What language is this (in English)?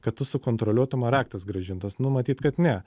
Lithuanian